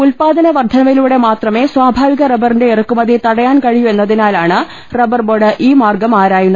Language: Malayalam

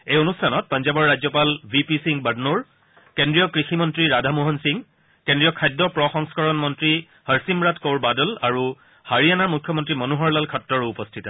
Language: Assamese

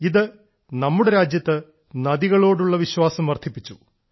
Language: Malayalam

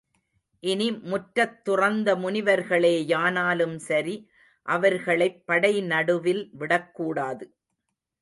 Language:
Tamil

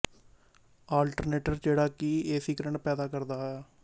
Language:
Punjabi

